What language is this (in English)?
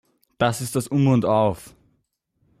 German